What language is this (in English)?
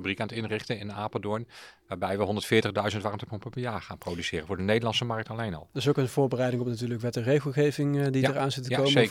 Dutch